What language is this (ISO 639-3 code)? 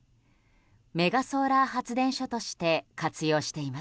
jpn